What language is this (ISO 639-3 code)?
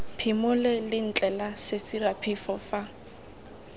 tsn